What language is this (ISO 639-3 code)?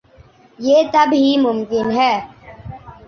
urd